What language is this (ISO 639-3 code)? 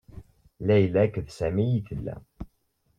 kab